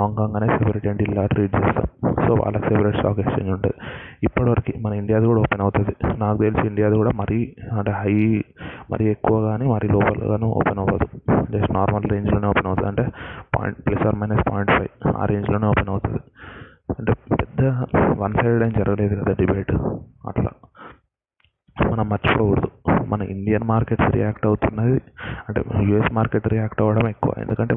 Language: Telugu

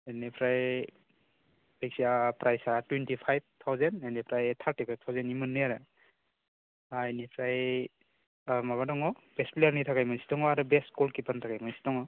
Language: Bodo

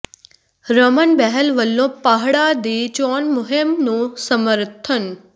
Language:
Punjabi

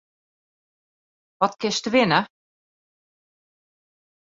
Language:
Western Frisian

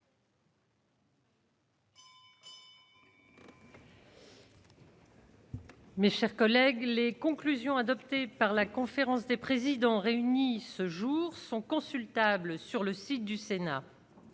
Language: French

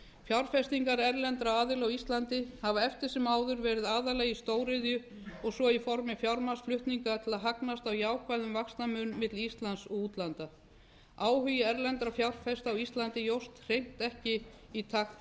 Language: Icelandic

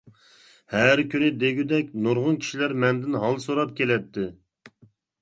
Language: Uyghur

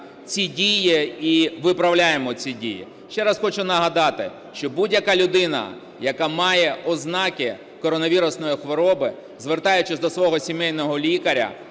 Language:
Ukrainian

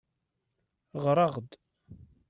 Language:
Kabyle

